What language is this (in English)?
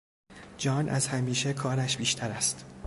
Persian